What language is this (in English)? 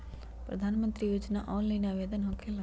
Magahi